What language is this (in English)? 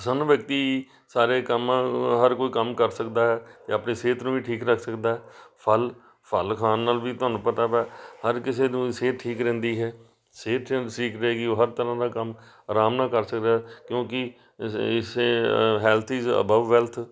Punjabi